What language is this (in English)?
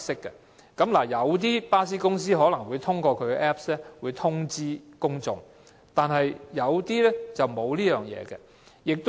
Cantonese